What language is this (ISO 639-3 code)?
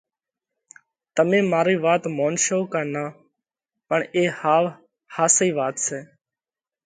kvx